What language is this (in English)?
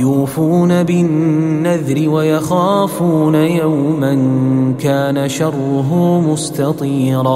Arabic